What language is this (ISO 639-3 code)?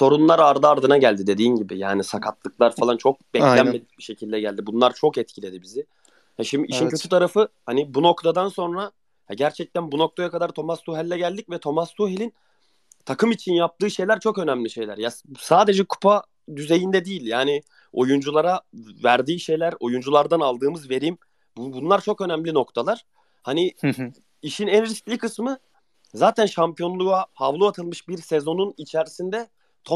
tur